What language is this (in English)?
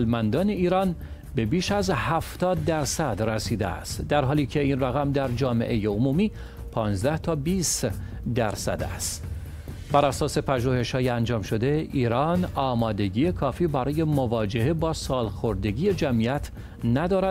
Persian